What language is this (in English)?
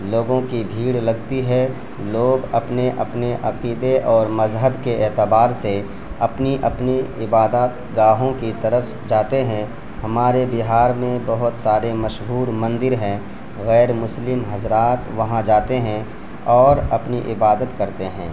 Urdu